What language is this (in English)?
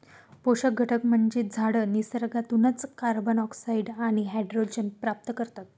Marathi